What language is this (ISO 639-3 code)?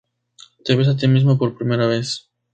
spa